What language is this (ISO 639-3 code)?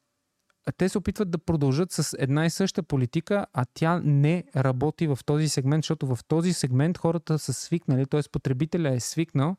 bul